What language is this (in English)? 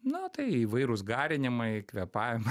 Lithuanian